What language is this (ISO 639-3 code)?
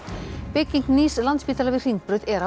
isl